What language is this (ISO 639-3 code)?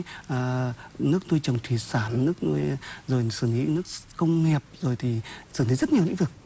vie